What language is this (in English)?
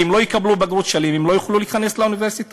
Hebrew